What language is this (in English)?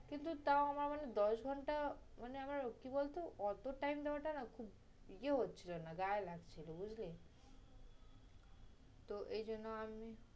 Bangla